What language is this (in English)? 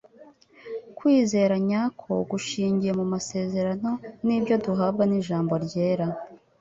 Kinyarwanda